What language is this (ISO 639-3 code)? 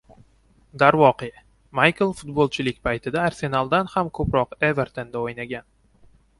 uzb